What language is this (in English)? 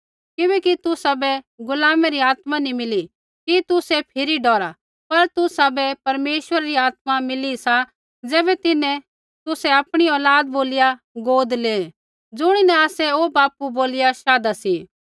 Kullu Pahari